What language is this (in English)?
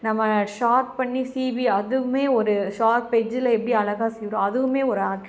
Tamil